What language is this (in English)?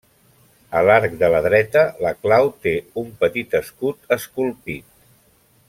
Catalan